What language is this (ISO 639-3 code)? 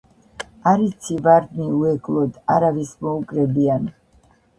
kat